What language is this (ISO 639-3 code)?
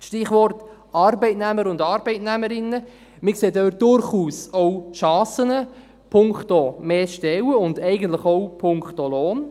gsw